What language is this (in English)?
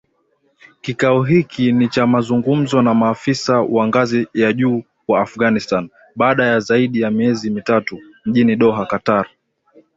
Swahili